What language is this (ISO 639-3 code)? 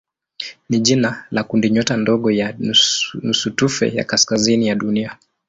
swa